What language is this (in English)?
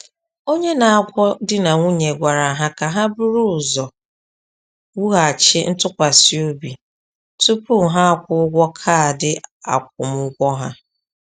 Igbo